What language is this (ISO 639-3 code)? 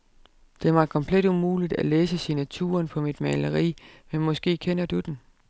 dan